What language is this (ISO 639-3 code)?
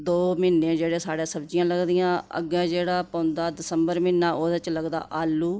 doi